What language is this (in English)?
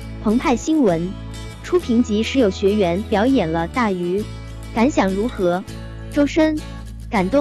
Chinese